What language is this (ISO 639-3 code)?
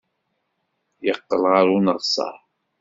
kab